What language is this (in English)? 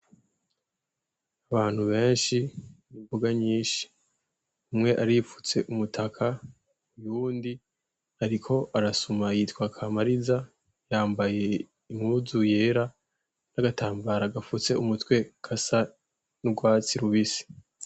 Rundi